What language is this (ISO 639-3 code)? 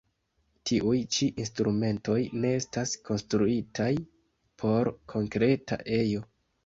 epo